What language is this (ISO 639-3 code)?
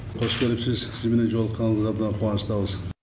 kaz